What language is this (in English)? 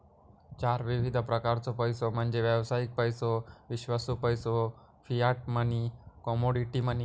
Marathi